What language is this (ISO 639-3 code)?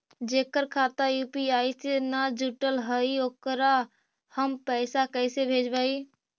mag